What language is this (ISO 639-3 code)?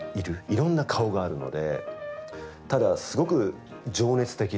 jpn